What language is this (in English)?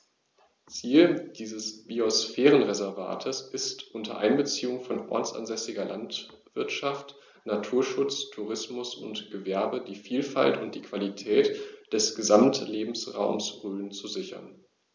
German